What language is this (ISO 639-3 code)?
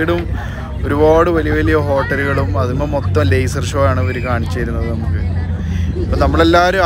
mal